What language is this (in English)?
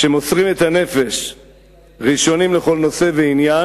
Hebrew